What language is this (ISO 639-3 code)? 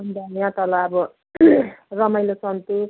nep